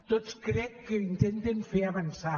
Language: Catalan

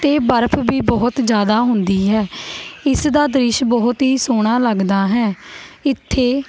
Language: Punjabi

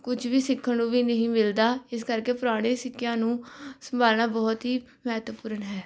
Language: Punjabi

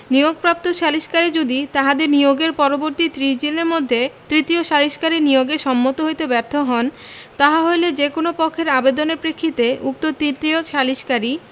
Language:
Bangla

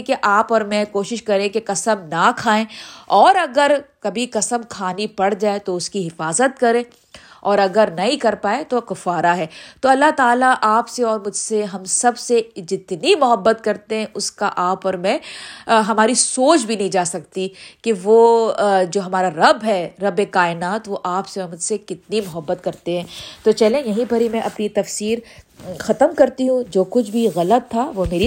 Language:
Urdu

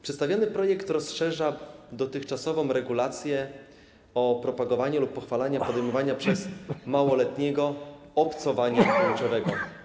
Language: Polish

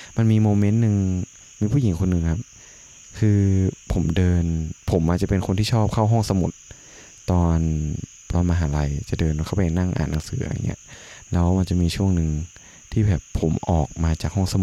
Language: Thai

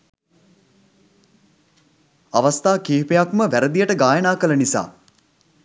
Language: Sinhala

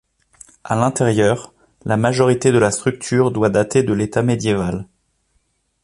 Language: French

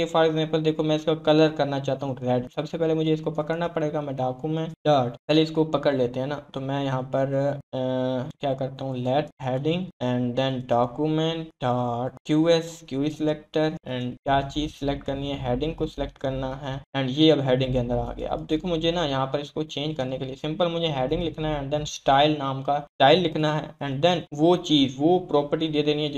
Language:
Hindi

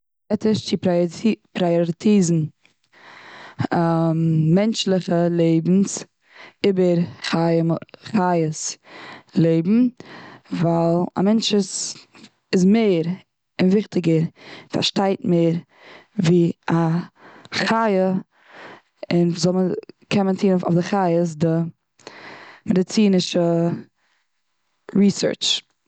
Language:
Yiddish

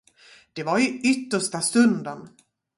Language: Swedish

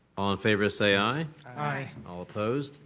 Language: English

